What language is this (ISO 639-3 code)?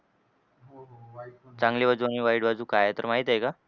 mar